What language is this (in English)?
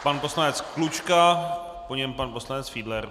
Czech